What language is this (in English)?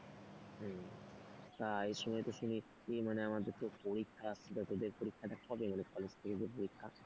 Bangla